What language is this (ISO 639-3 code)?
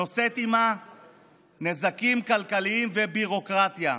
heb